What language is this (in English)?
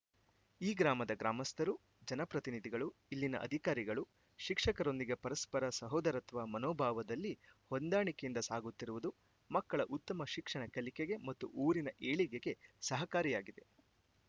Kannada